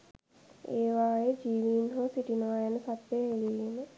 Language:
Sinhala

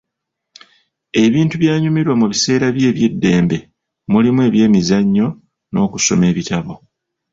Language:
Ganda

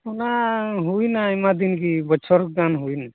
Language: Santali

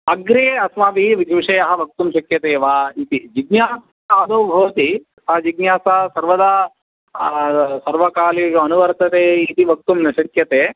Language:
Sanskrit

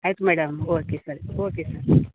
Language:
Kannada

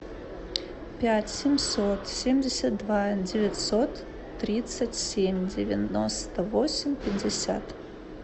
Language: Russian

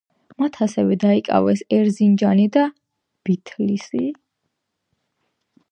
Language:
Georgian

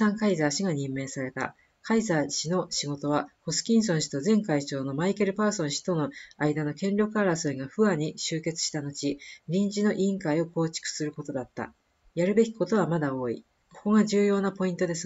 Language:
Japanese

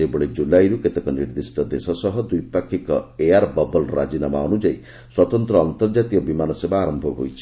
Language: Odia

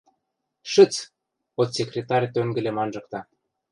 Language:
Western Mari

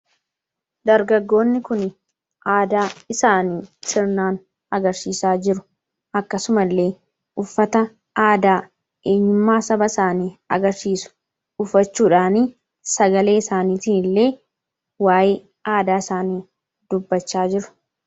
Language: Oromo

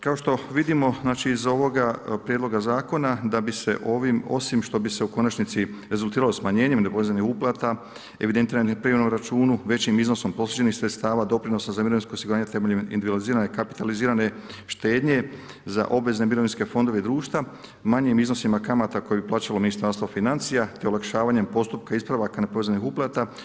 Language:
Croatian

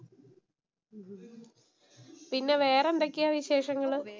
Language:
Malayalam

